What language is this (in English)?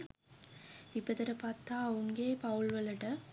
Sinhala